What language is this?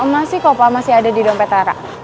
Indonesian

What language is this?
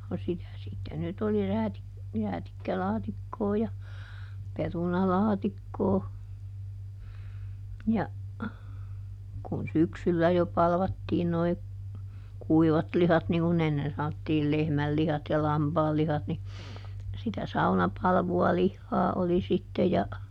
Finnish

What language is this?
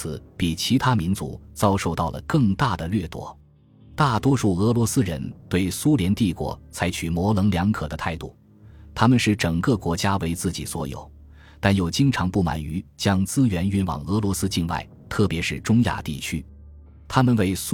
Chinese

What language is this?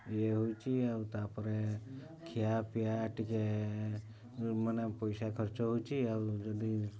Odia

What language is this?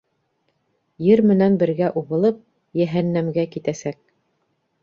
Bashkir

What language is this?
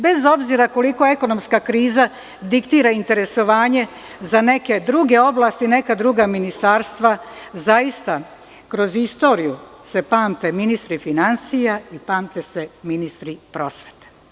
Serbian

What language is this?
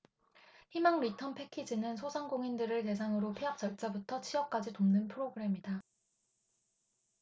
Korean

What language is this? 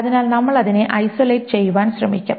Malayalam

